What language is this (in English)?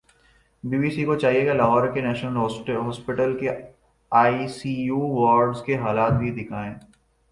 Urdu